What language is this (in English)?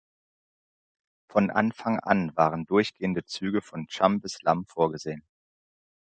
German